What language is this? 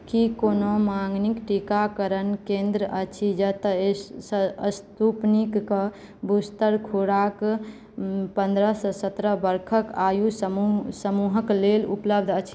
Maithili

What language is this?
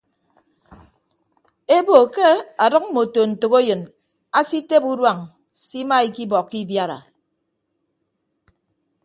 Ibibio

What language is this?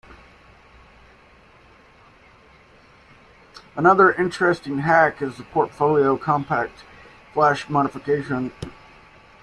English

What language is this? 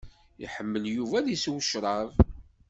Kabyle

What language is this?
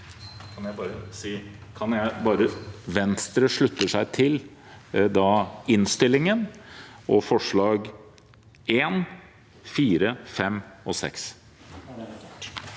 Norwegian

